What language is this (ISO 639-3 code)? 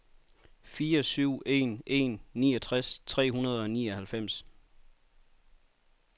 dan